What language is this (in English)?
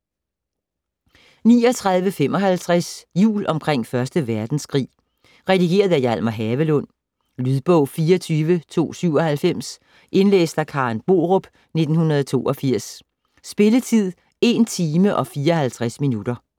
Danish